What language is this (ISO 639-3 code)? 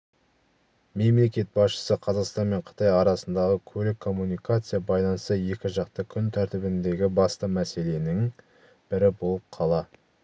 kaz